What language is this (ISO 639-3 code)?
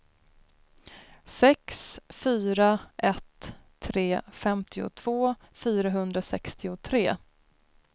swe